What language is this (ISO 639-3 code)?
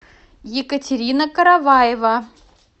rus